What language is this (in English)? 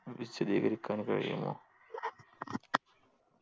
Malayalam